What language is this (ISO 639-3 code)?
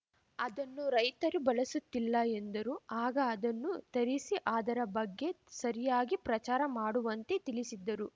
kan